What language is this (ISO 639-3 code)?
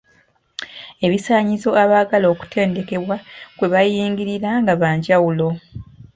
lug